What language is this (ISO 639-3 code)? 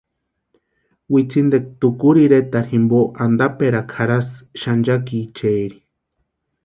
pua